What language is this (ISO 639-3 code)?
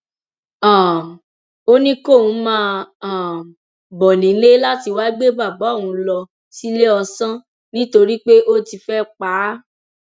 yor